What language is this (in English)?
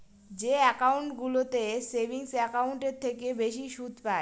Bangla